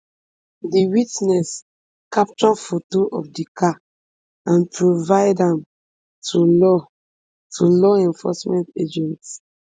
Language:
Nigerian Pidgin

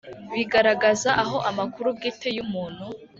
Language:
Kinyarwanda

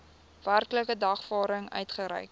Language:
Afrikaans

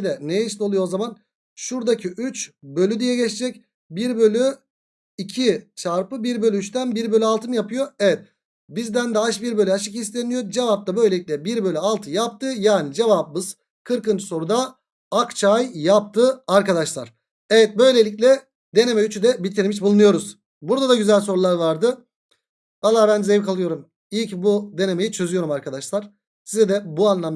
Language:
Turkish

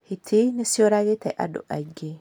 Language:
Kikuyu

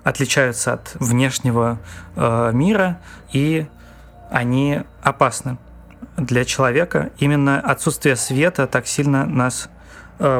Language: Russian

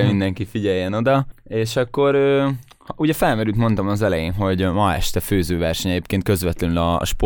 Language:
Hungarian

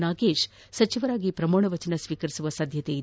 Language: Kannada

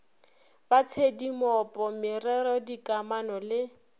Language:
Northern Sotho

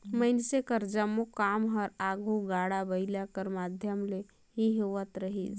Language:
Chhattisgarhi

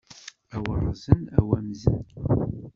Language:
Kabyle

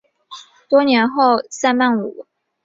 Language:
Chinese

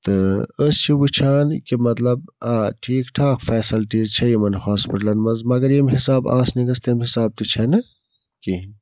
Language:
Kashmiri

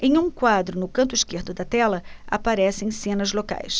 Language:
Portuguese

